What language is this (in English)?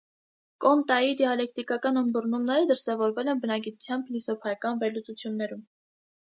Armenian